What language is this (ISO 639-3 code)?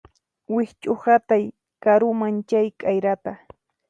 qxp